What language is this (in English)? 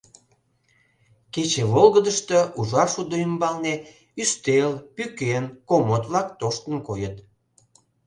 Mari